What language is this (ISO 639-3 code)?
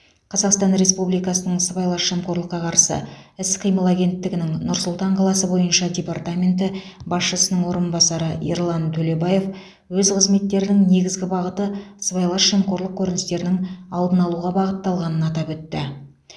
kaz